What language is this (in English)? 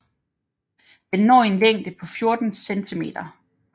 Danish